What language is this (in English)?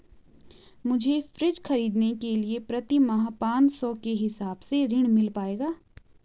Hindi